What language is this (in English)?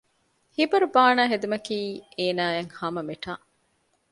Divehi